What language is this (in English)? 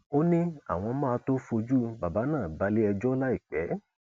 Yoruba